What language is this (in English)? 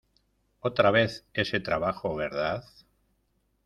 Spanish